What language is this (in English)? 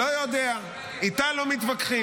Hebrew